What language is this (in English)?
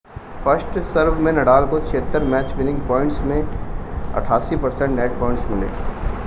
Hindi